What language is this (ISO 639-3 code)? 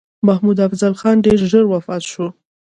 pus